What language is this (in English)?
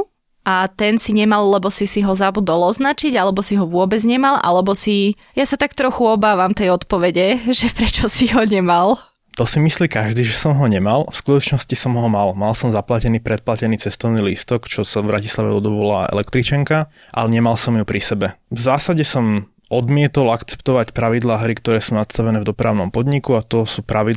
Slovak